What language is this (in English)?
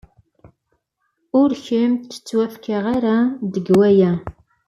Kabyle